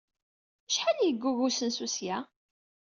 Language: Kabyle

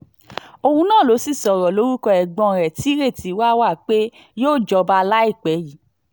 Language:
Yoruba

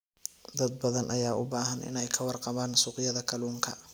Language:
Somali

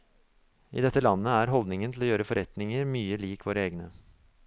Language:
Norwegian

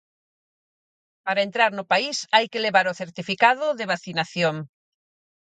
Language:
Galician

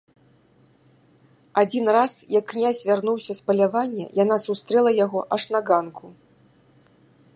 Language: Belarusian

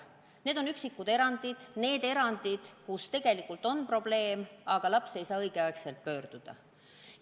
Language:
Estonian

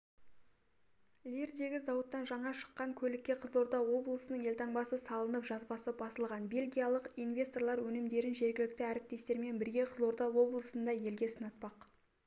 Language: Kazakh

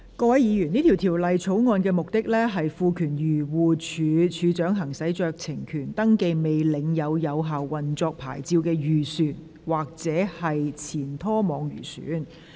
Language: Cantonese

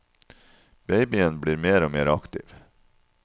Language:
Norwegian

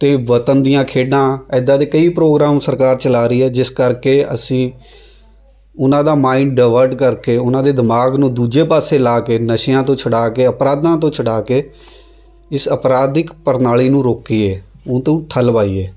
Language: Punjabi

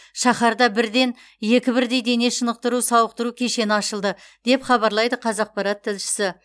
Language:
Kazakh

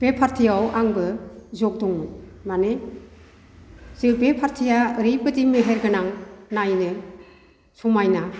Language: Bodo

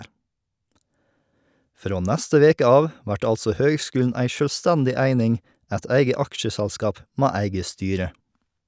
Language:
Norwegian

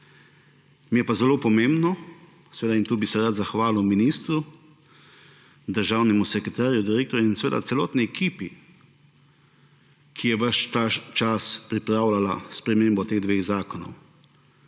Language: Slovenian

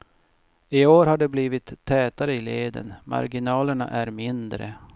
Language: Swedish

